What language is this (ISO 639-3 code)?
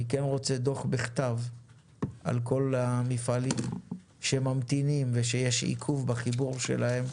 heb